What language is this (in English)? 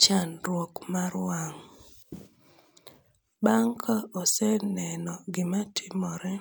Luo (Kenya and Tanzania)